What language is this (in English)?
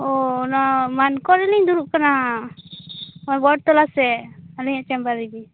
Santali